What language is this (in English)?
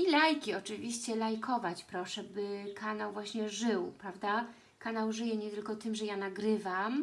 Polish